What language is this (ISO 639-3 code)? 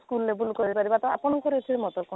ori